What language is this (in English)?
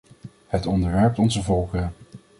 Dutch